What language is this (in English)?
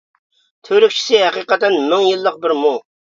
Uyghur